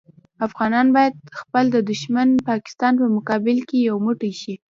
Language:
Pashto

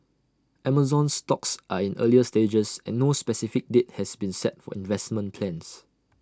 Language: English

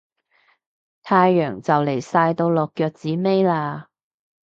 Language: Cantonese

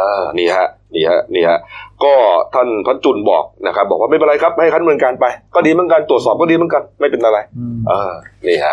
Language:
Thai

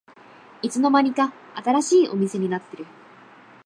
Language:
Japanese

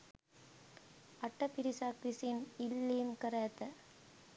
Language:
Sinhala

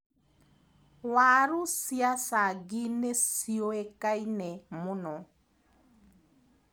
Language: Kikuyu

